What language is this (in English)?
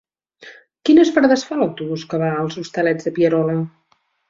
Catalan